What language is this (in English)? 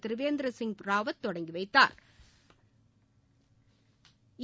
Tamil